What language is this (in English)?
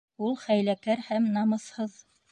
Bashkir